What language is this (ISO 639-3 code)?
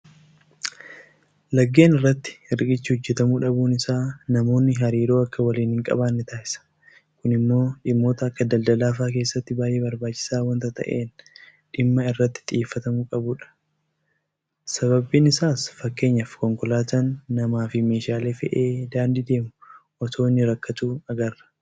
orm